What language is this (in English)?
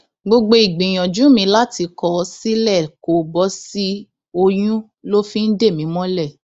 Yoruba